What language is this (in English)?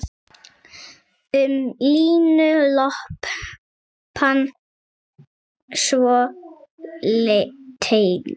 Icelandic